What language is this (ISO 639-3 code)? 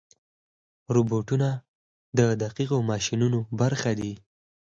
pus